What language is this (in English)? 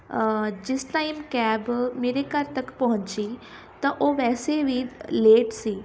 Punjabi